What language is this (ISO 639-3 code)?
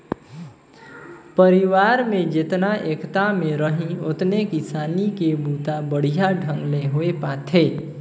hne